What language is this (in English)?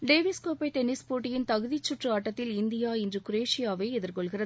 Tamil